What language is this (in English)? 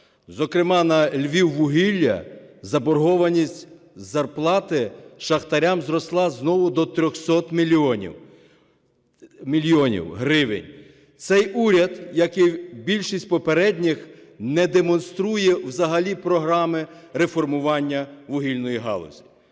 Ukrainian